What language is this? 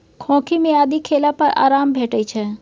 Maithili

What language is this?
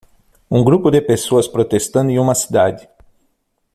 Portuguese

